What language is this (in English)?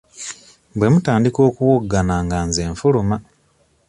Ganda